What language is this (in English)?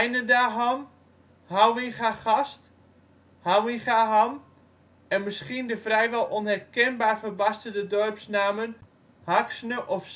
Dutch